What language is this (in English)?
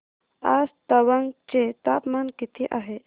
Marathi